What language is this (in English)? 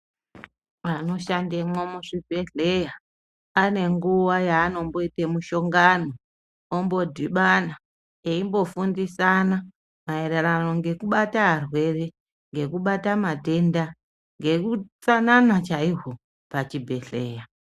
Ndau